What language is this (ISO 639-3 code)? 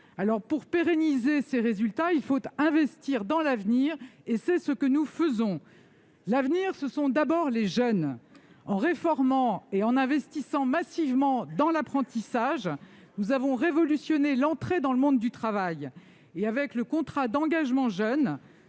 fra